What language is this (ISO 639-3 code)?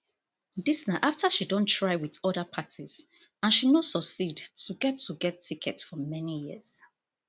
pcm